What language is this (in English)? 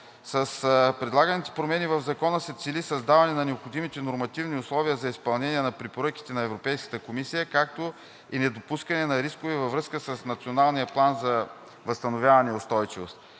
Bulgarian